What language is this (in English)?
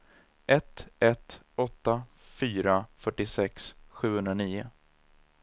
Swedish